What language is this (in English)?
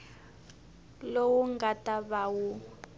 Tsonga